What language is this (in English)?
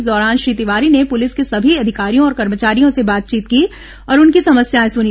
Hindi